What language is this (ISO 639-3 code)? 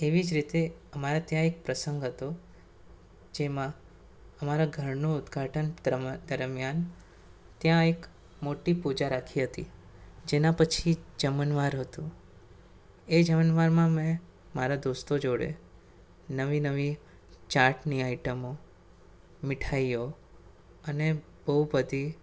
guj